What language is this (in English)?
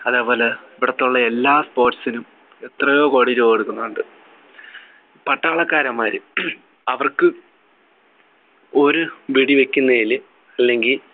Malayalam